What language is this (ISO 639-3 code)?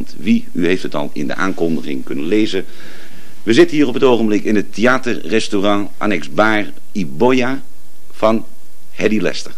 nld